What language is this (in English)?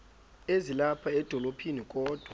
Xhosa